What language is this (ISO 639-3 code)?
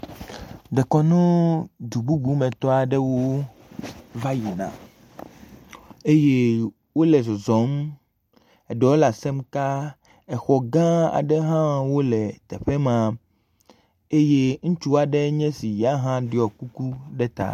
ewe